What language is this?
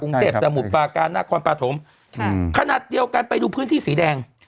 Thai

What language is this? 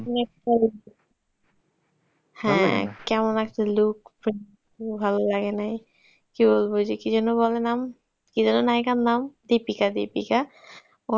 Bangla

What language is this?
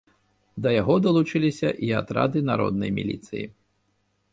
Belarusian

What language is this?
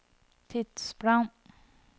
Norwegian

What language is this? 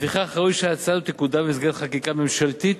Hebrew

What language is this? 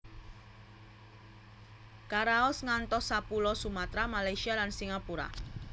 Javanese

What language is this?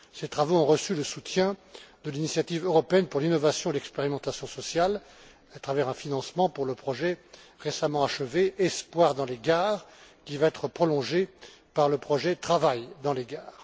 French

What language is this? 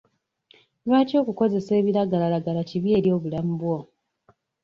Ganda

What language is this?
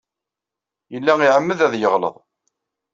Kabyle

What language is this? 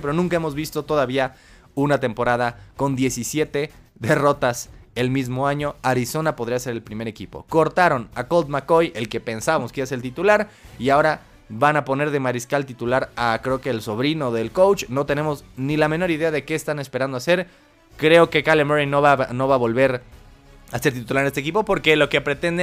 Spanish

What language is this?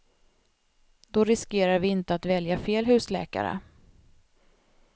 Swedish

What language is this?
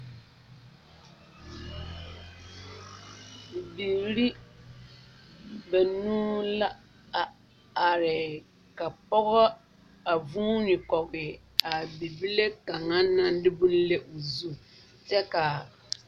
Southern Dagaare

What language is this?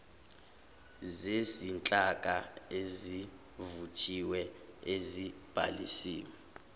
Zulu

